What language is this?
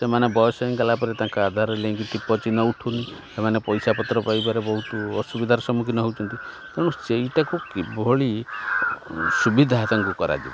Odia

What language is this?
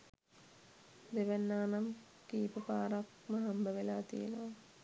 Sinhala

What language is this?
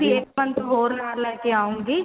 Punjabi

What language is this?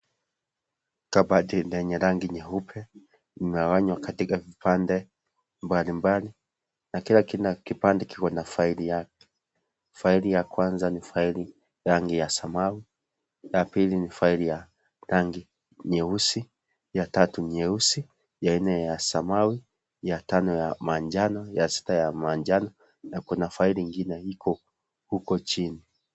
Swahili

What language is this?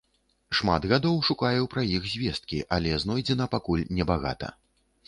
Belarusian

